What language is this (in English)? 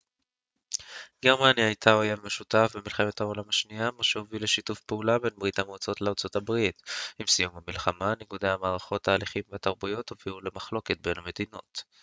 Hebrew